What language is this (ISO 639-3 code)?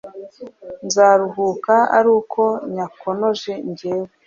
kin